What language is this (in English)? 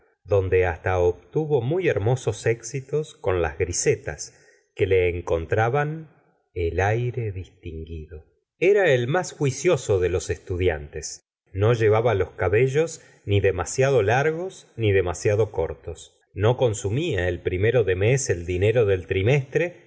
Spanish